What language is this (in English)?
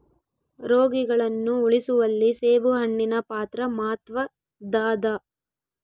Kannada